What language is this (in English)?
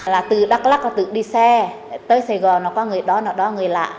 Vietnamese